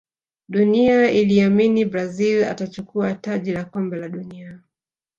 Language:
Swahili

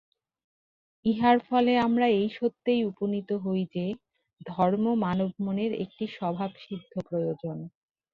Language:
Bangla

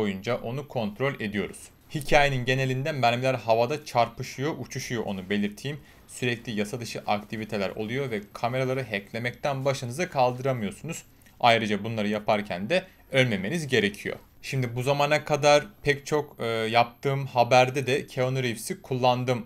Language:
Turkish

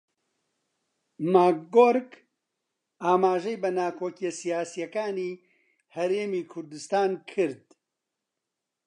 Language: Central Kurdish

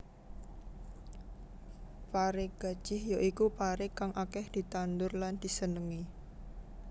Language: Javanese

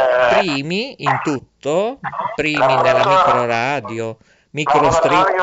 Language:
Italian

